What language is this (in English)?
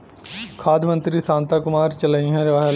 Bhojpuri